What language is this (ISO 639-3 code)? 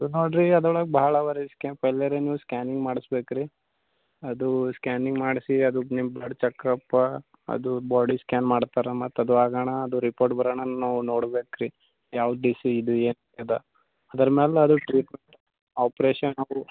kan